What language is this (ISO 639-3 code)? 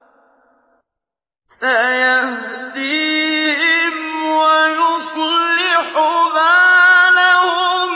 ara